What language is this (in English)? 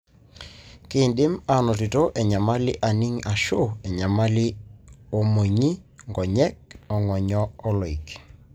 Masai